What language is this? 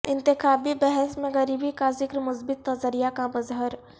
Urdu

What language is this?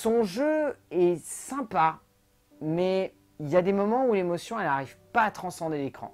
French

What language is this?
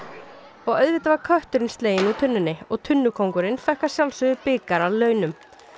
Icelandic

